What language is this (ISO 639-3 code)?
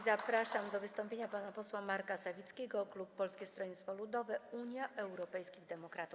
pol